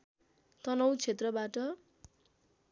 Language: Nepali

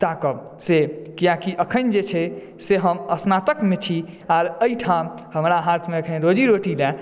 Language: Maithili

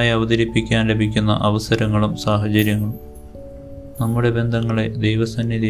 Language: Malayalam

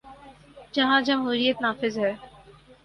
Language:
Urdu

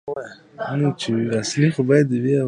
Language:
Pashto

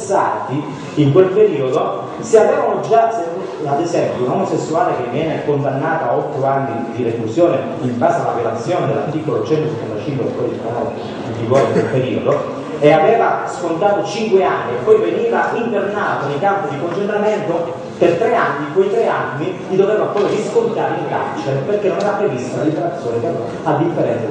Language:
Italian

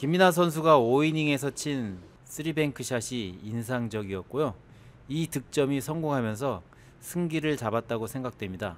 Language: Korean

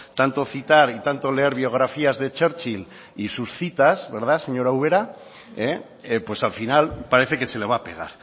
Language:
Spanish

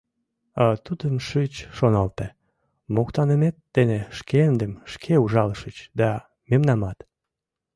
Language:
Mari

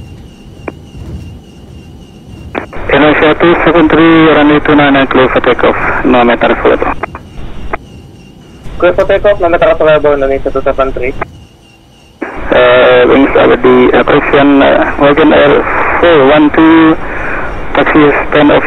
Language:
Indonesian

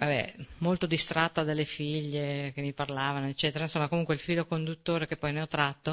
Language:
Italian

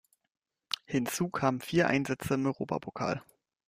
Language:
German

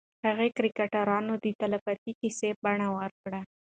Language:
Pashto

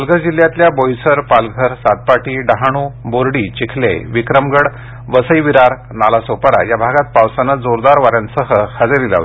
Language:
Marathi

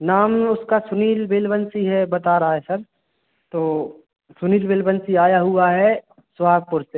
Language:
Hindi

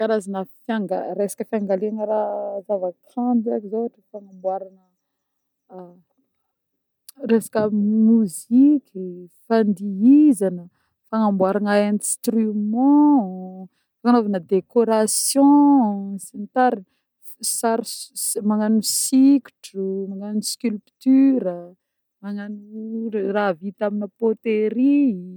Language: Northern Betsimisaraka Malagasy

